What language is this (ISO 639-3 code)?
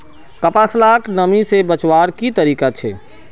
mag